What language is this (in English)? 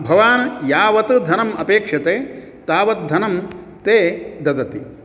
Sanskrit